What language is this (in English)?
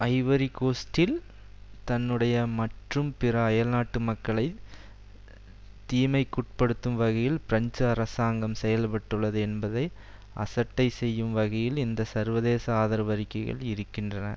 Tamil